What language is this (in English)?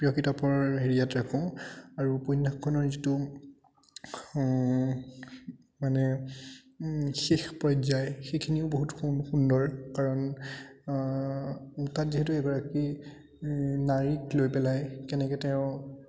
Assamese